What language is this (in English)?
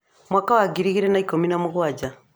Kikuyu